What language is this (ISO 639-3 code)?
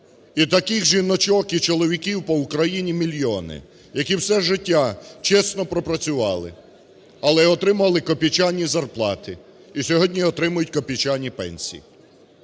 ukr